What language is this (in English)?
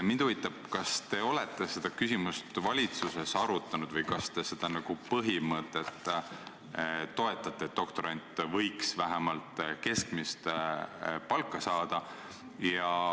Estonian